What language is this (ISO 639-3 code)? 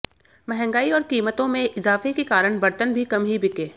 hin